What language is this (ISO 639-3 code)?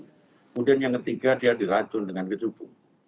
ind